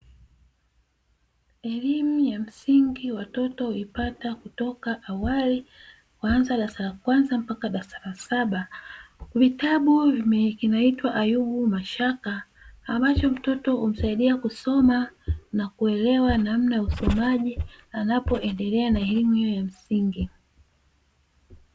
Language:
Swahili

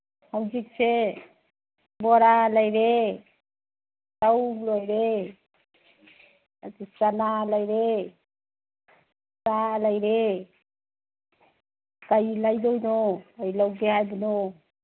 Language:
Manipuri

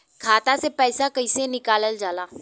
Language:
Bhojpuri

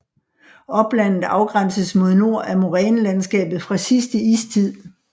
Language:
Danish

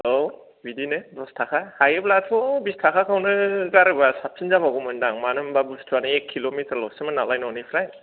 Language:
Bodo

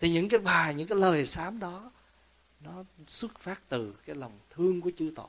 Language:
Vietnamese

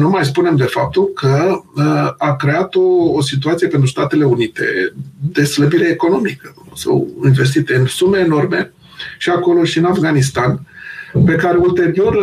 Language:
Romanian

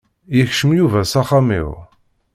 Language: Kabyle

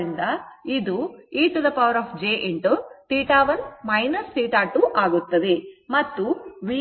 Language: Kannada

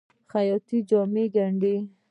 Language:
Pashto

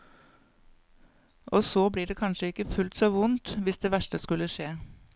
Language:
Norwegian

